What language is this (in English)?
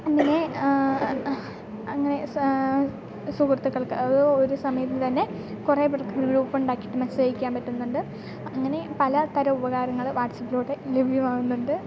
Malayalam